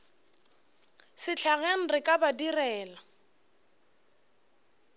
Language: Northern Sotho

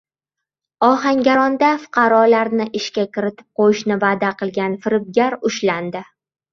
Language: Uzbek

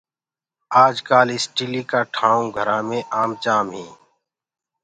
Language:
Gurgula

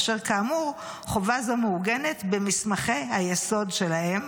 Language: Hebrew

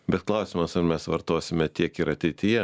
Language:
Lithuanian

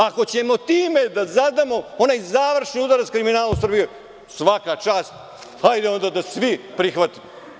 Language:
Serbian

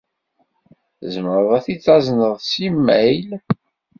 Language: Kabyle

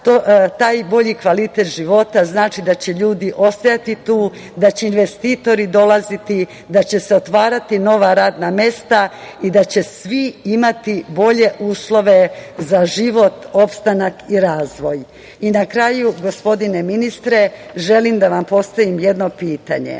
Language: Serbian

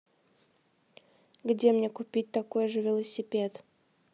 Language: Russian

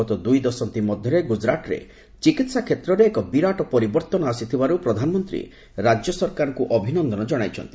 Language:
Odia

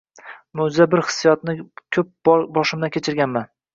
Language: Uzbek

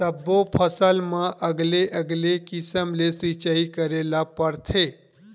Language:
Chhattisgarhi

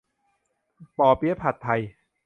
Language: Thai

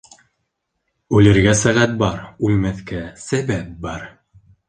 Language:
Bashkir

